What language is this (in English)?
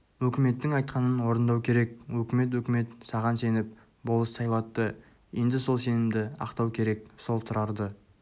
Kazakh